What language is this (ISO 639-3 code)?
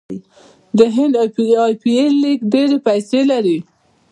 pus